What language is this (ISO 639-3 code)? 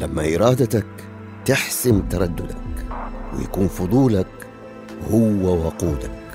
ara